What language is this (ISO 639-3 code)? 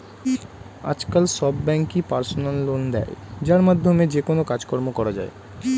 ben